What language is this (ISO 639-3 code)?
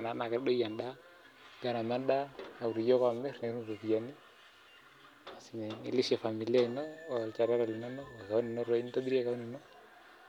mas